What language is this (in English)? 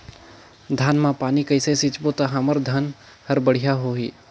Chhattisgarhi